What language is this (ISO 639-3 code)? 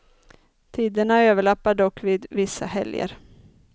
swe